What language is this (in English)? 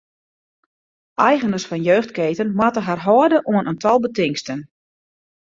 Western Frisian